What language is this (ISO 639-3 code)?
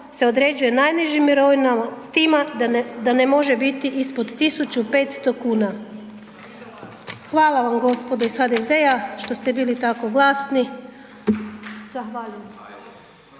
hrv